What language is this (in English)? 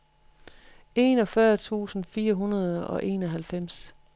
Danish